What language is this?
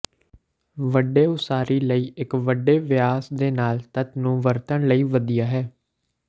Punjabi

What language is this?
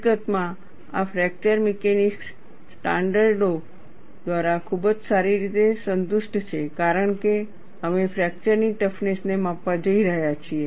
Gujarati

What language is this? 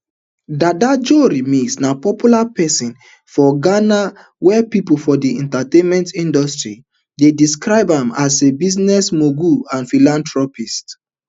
Nigerian Pidgin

